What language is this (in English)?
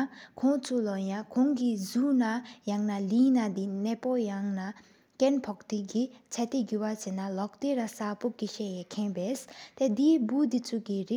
Sikkimese